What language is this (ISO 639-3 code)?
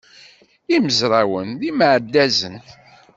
kab